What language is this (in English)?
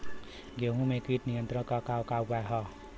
Bhojpuri